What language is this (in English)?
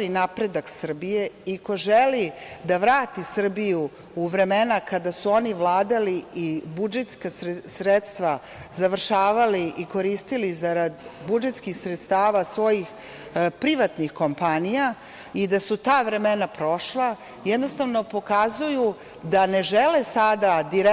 Serbian